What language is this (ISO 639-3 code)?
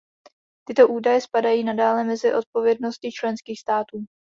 ces